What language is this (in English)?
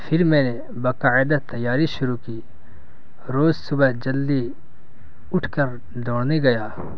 Urdu